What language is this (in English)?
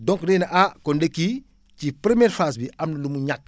Wolof